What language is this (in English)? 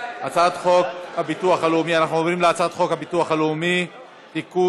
Hebrew